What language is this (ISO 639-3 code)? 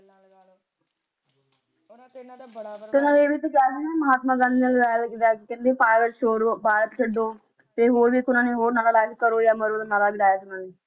pan